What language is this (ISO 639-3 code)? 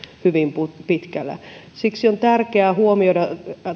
fin